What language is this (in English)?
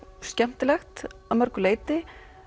Icelandic